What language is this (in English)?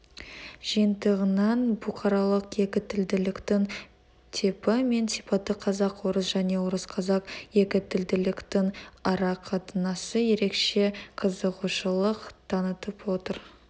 Kazakh